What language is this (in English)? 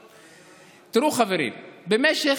Hebrew